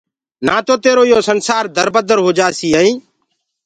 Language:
Gurgula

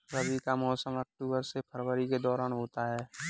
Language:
Hindi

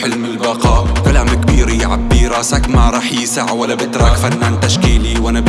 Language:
Arabic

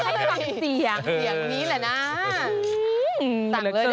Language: Thai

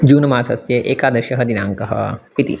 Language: Sanskrit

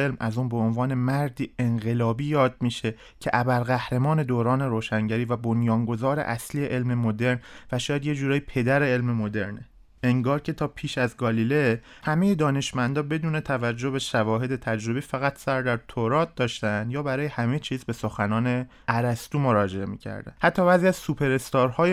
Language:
Persian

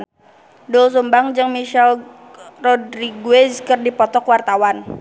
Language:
Sundanese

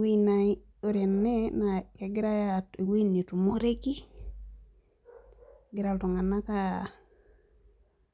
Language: Masai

